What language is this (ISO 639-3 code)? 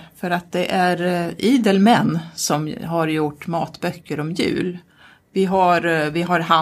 swe